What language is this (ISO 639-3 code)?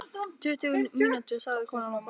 isl